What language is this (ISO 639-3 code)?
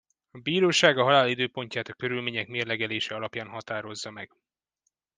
hun